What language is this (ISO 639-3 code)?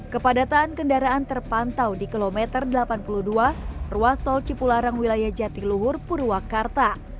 ind